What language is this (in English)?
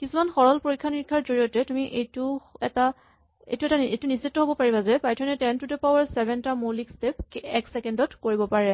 Assamese